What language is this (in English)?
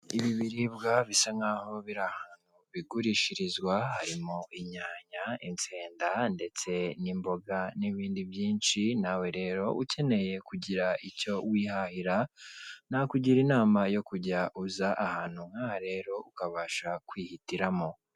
Kinyarwanda